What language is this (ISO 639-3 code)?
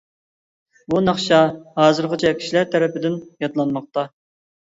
uig